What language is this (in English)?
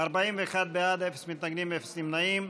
Hebrew